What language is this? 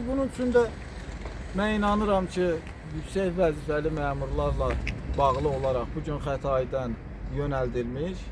Turkish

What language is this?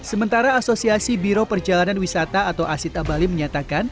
Indonesian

